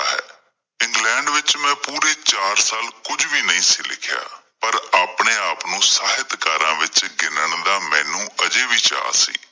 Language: Punjabi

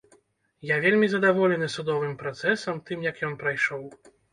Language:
Belarusian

